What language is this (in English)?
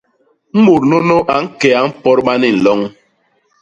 Basaa